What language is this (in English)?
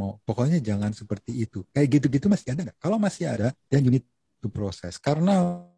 Indonesian